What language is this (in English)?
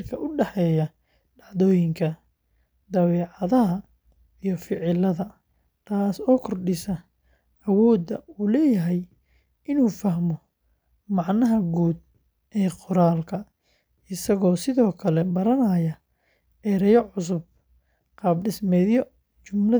Somali